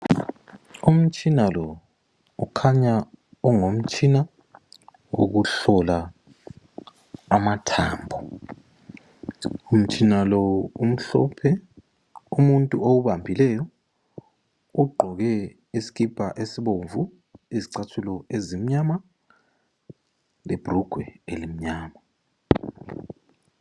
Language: North Ndebele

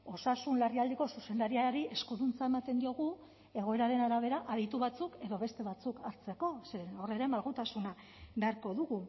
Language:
Basque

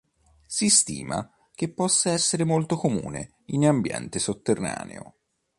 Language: Italian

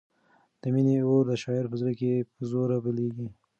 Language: Pashto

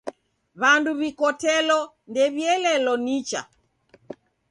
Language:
Taita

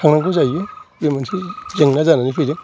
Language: Bodo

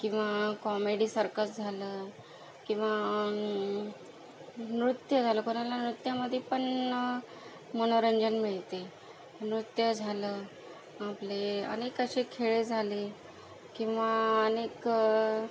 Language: Marathi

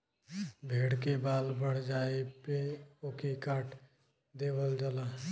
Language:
Bhojpuri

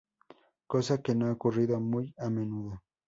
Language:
Spanish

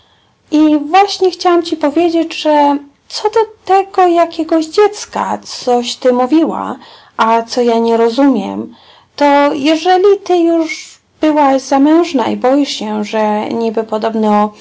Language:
Polish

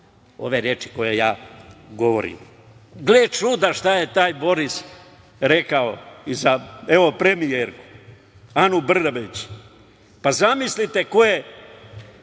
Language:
Serbian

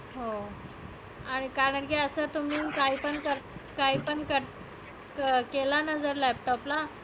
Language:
Marathi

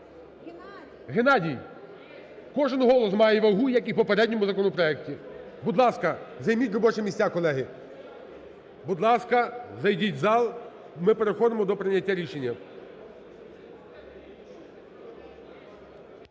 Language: Ukrainian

